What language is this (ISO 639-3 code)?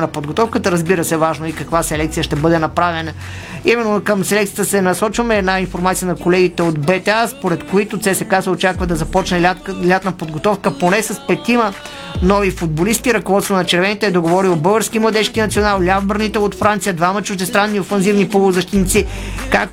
bul